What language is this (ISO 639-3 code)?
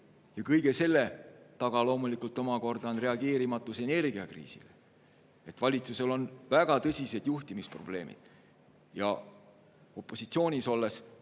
est